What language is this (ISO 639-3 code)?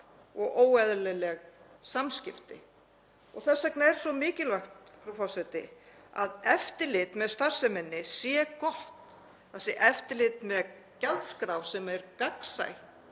isl